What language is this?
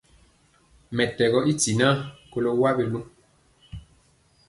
Mpiemo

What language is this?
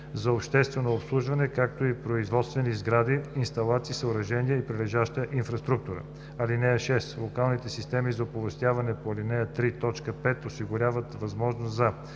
Bulgarian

